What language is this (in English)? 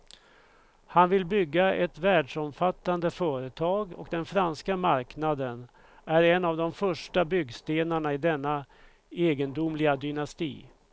Swedish